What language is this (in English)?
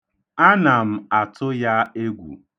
Igbo